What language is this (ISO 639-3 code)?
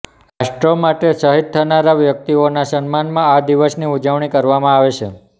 guj